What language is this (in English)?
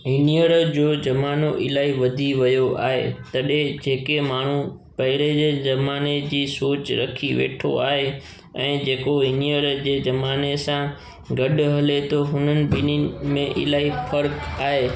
Sindhi